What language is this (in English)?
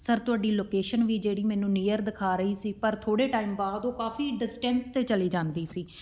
Punjabi